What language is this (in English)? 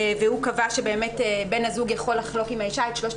Hebrew